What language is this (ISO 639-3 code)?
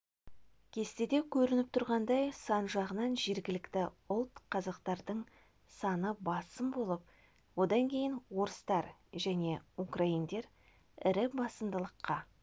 kaz